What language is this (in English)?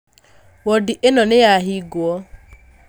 Kikuyu